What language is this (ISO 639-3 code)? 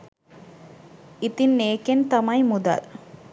sin